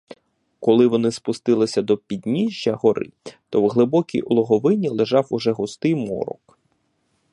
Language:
Ukrainian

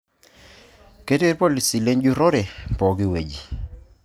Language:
Masai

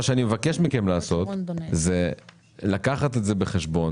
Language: Hebrew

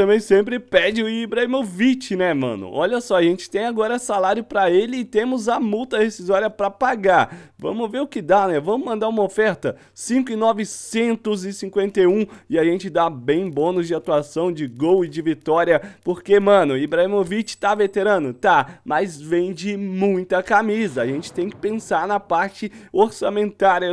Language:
Portuguese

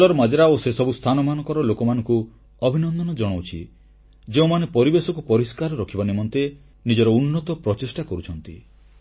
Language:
Odia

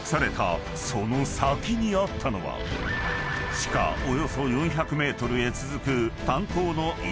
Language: Japanese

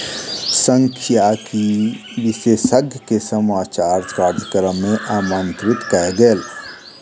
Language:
Maithili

